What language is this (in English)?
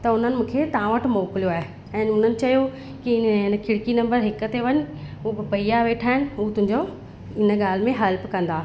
Sindhi